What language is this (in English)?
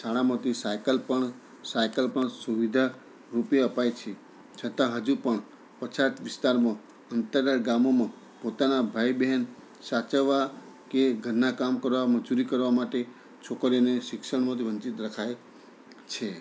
Gujarati